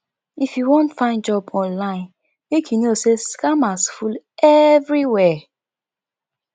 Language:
Nigerian Pidgin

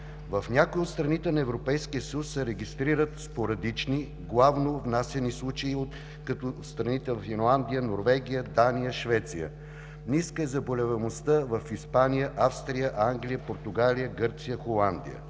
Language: Bulgarian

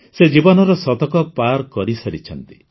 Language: Odia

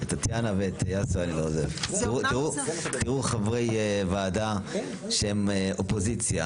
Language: Hebrew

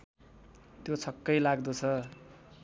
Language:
Nepali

